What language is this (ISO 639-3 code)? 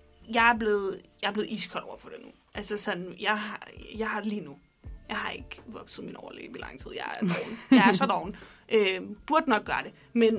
dan